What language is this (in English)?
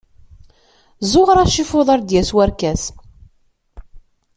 Kabyle